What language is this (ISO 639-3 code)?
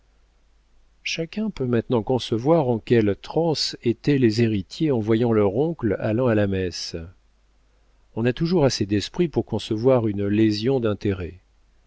fra